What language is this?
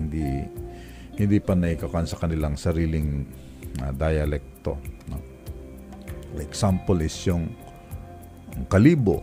Filipino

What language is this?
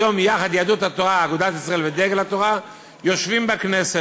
Hebrew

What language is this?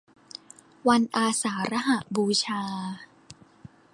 Thai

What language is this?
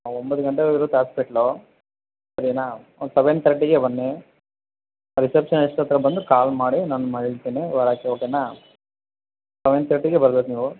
Kannada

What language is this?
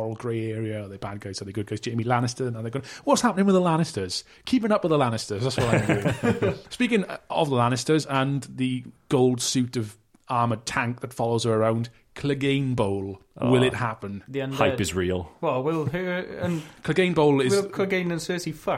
English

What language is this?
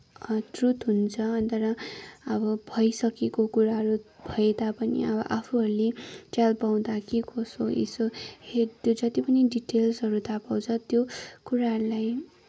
Nepali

